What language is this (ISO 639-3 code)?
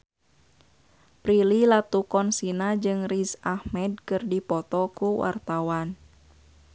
sun